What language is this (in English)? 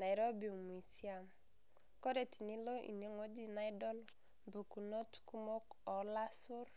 Masai